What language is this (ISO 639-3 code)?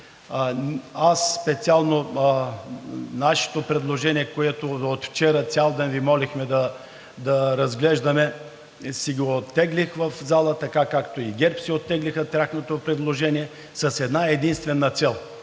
bul